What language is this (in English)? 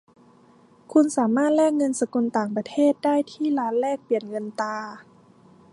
Thai